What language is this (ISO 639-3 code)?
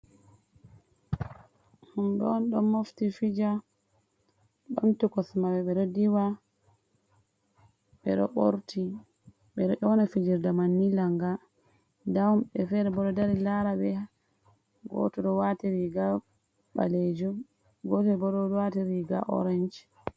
ful